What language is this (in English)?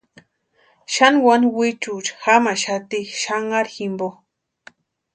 Western Highland Purepecha